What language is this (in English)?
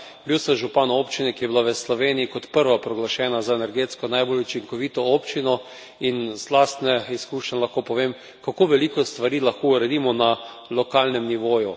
Slovenian